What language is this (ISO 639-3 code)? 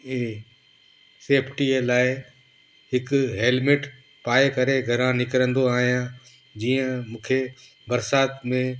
snd